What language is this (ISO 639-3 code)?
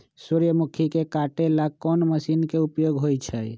mag